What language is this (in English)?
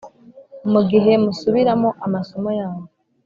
Kinyarwanda